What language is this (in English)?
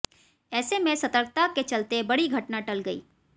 Hindi